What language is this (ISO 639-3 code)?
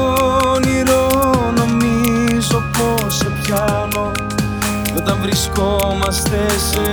ell